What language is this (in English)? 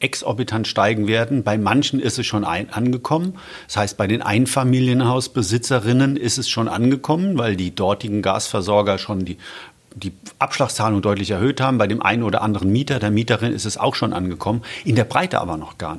German